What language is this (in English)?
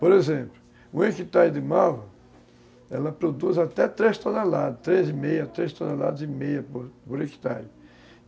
Portuguese